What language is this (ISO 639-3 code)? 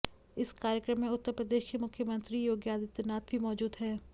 hin